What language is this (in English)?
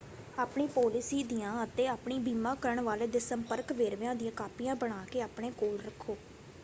Punjabi